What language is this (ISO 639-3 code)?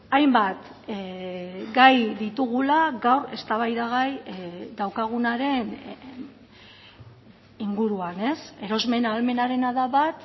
eus